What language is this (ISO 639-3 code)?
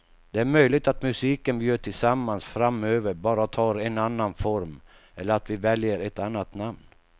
swe